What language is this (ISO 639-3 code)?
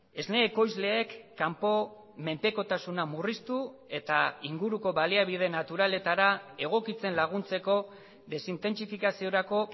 eus